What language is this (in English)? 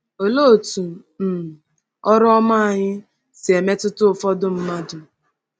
Igbo